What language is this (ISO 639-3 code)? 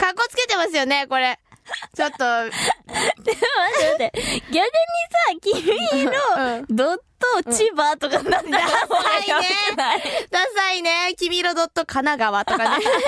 jpn